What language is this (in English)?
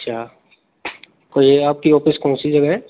Hindi